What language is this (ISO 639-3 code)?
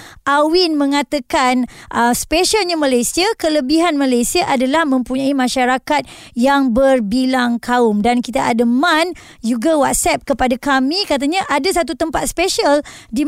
msa